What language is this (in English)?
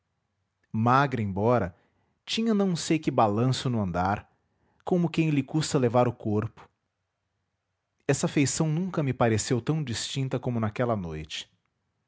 Portuguese